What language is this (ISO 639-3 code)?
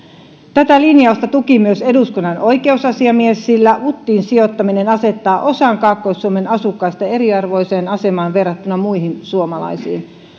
fin